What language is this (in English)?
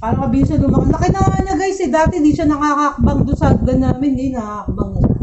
Filipino